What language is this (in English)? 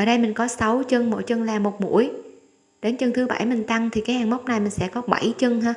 Vietnamese